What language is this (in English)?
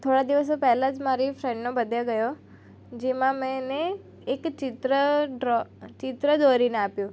Gujarati